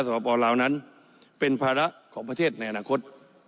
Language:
Thai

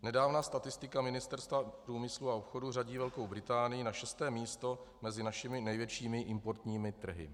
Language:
Czech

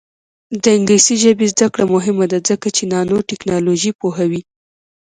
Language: Pashto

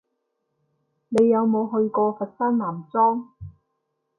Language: Cantonese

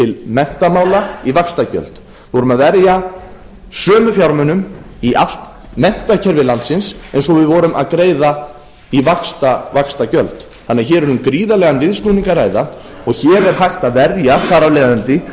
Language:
Icelandic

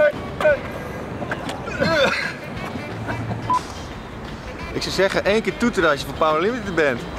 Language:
Dutch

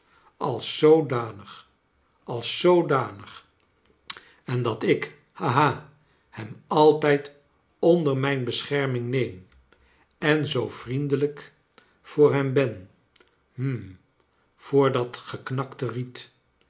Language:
Dutch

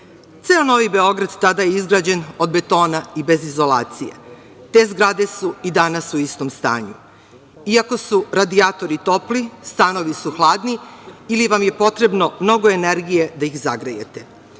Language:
Serbian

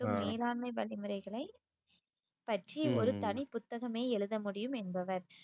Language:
Tamil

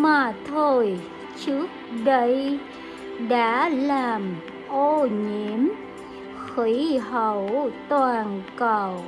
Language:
Vietnamese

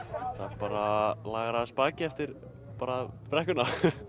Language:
Icelandic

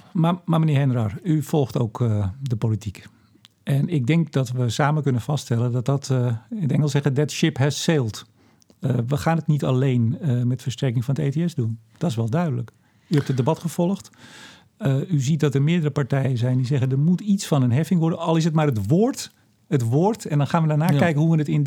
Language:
Dutch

